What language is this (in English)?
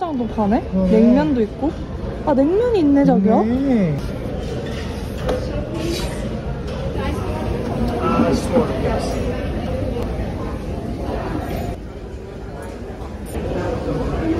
Korean